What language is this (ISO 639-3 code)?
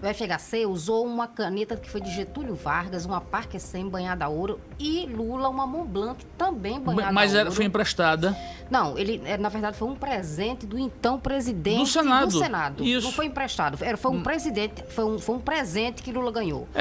por